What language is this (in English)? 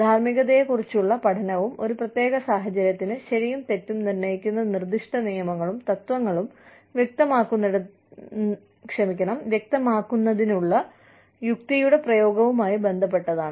Malayalam